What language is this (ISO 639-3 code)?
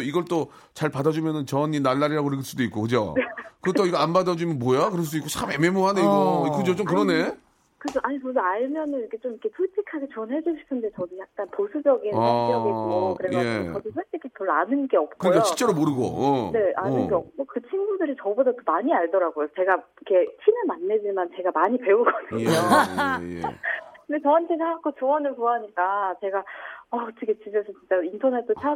kor